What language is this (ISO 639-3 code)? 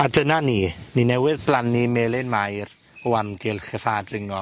cym